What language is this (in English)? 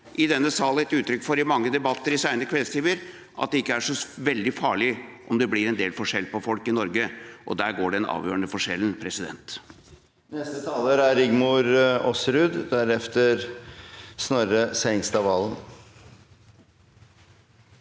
Norwegian